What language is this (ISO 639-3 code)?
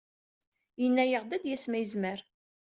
kab